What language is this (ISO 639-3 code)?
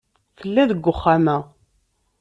kab